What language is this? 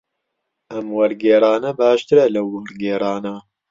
Central Kurdish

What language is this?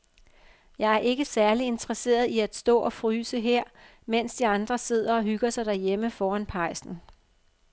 Danish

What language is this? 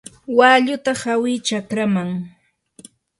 Yanahuanca Pasco Quechua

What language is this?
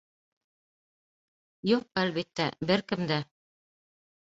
Bashkir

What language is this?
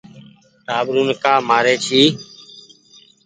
Goaria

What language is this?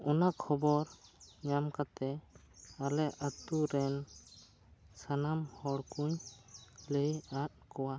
Santali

